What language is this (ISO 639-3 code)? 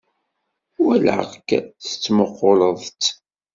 kab